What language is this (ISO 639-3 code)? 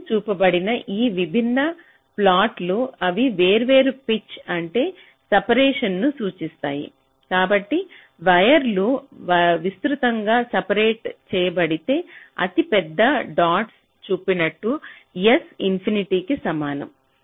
tel